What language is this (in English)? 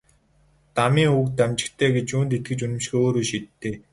Mongolian